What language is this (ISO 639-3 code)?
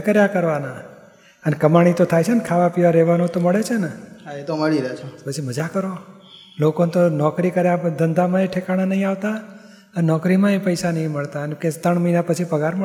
guj